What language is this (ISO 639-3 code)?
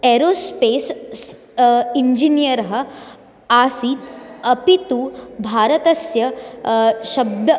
san